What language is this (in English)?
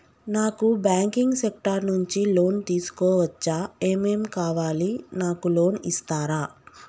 Telugu